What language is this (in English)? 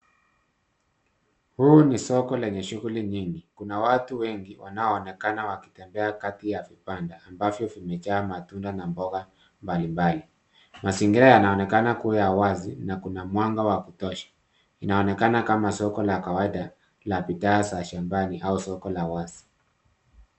Swahili